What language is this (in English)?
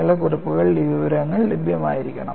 Malayalam